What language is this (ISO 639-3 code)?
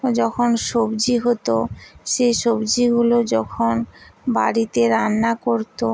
ben